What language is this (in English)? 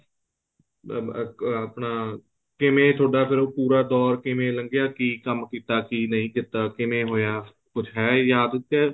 Punjabi